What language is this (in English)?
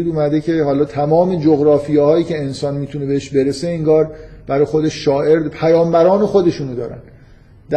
Persian